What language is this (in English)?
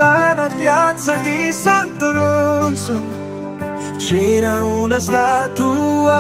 Italian